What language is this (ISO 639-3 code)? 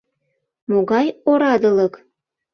chm